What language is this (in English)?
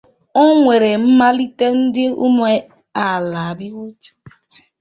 Igbo